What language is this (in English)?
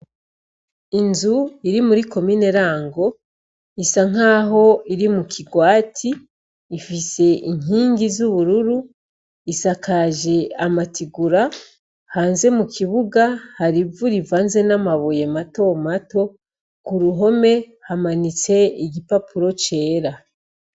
Rundi